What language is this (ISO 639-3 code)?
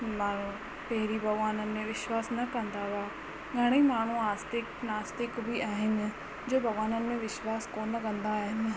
snd